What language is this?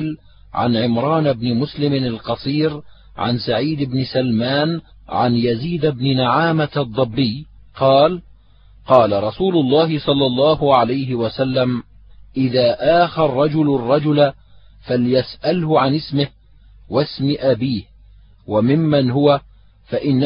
Arabic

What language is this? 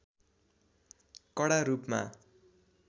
Nepali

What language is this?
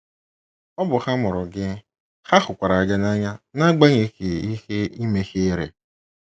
Igbo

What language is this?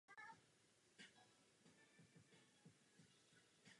Czech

